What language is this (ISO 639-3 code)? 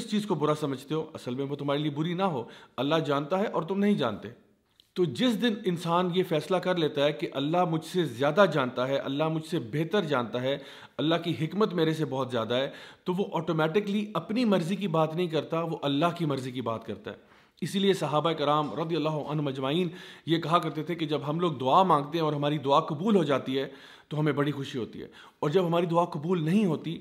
urd